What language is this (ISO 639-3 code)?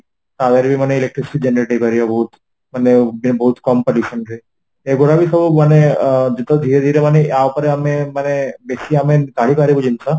ori